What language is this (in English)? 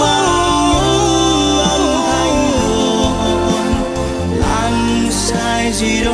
Vietnamese